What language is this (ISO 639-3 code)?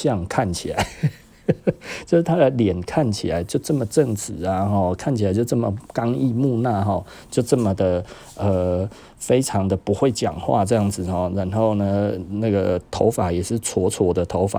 zho